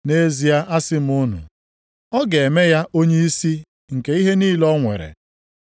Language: Igbo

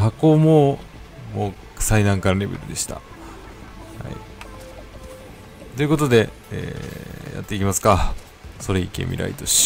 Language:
Japanese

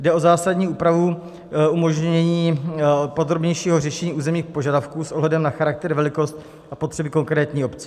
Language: Czech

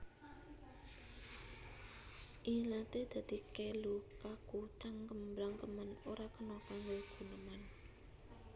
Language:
Javanese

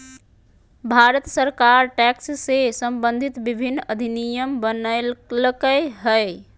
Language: Magahi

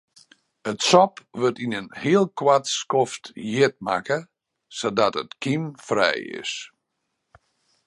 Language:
Western Frisian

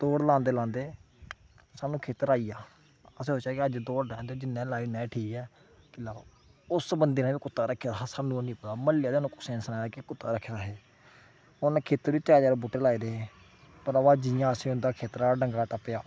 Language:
Dogri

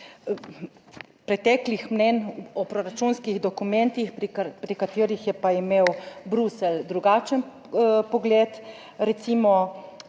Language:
Slovenian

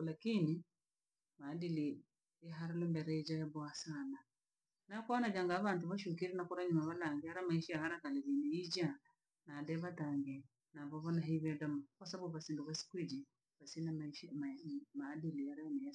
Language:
Langi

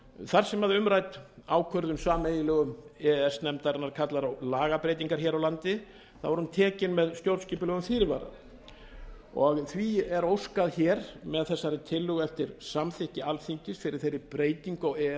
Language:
Icelandic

